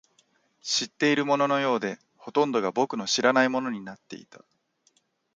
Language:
Japanese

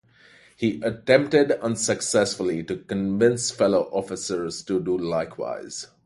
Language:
English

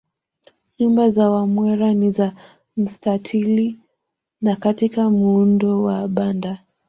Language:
Swahili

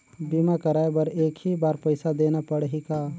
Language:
Chhattisgarhi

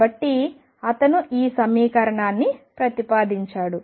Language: Telugu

